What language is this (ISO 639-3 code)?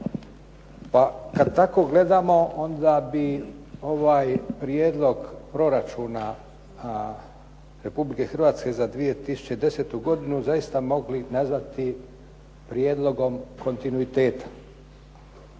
hrv